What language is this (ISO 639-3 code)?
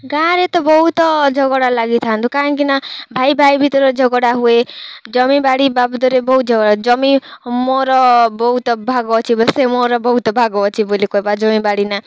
ori